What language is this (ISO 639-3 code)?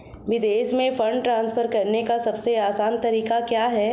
hin